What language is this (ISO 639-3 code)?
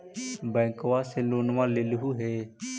mag